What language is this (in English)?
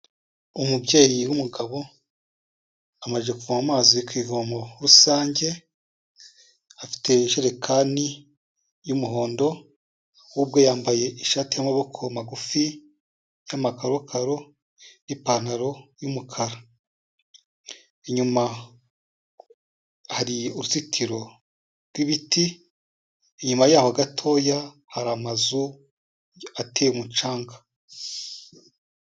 Kinyarwanda